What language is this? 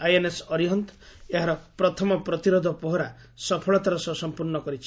Odia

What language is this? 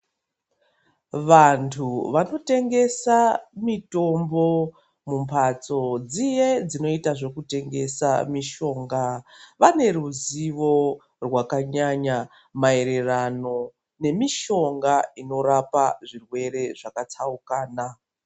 Ndau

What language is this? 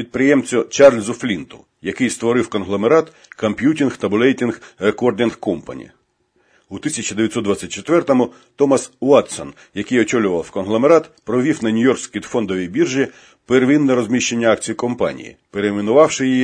Ukrainian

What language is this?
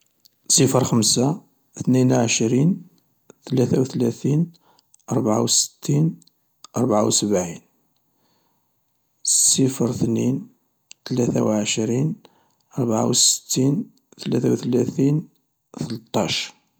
Algerian Arabic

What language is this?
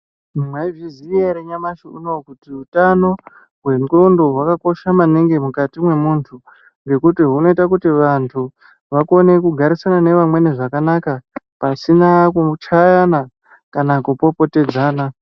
Ndau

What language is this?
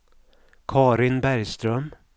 Swedish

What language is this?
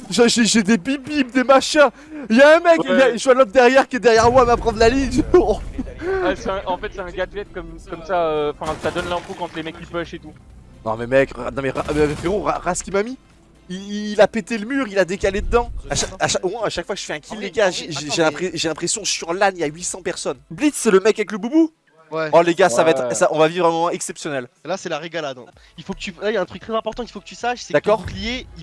French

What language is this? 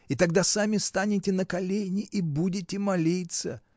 Russian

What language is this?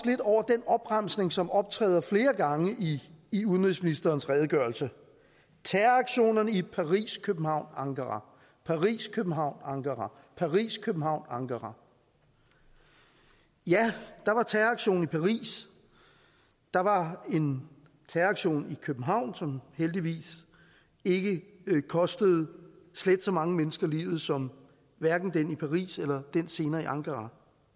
Danish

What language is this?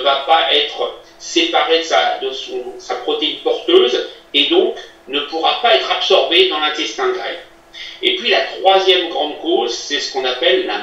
French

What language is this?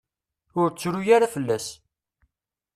Kabyle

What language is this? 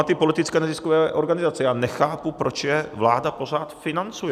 Czech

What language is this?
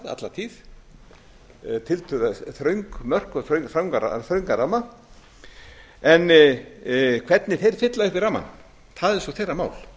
Icelandic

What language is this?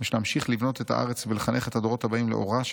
Hebrew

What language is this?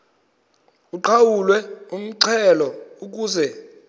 Xhosa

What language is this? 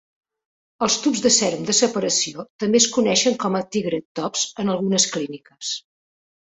Catalan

